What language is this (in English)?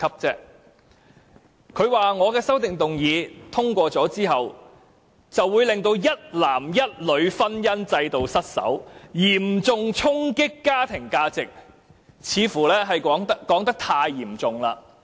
Cantonese